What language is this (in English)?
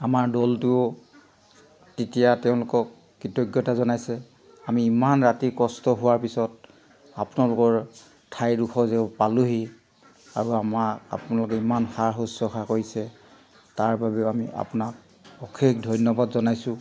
Assamese